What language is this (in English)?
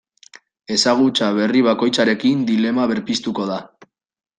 Basque